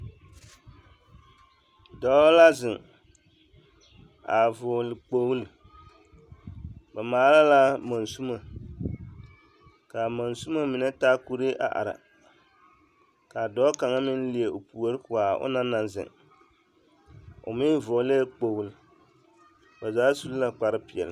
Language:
Southern Dagaare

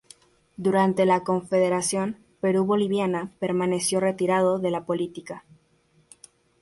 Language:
Spanish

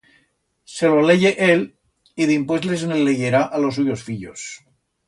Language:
Aragonese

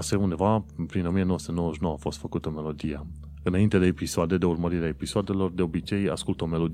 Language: Romanian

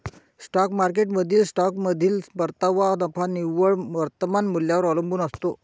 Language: Marathi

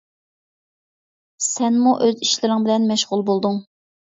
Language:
Uyghur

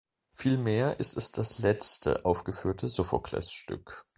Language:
German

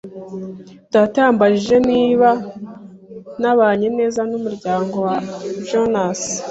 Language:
Kinyarwanda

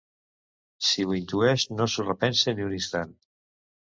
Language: Catalan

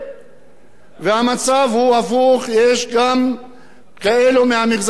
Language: Hebrew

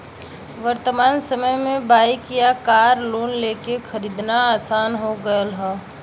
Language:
Bhojpuri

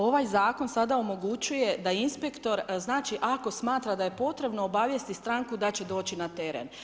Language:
Croatian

